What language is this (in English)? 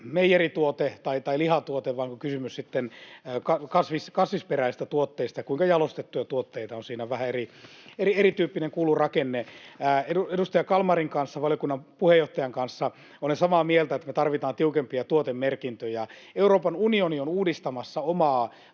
Finnish